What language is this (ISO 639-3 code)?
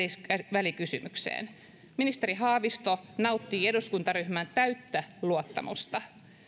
fin